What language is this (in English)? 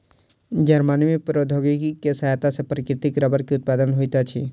Maithili